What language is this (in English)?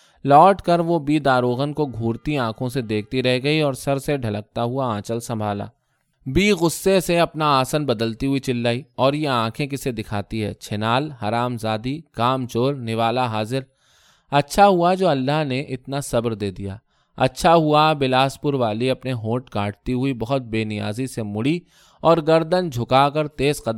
Urdu